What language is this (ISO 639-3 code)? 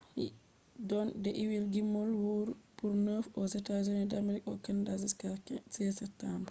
ful